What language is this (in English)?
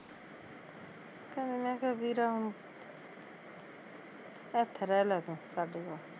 Punjabi